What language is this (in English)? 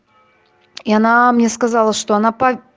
Russian